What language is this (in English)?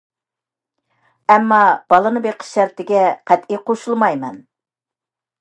Uyghur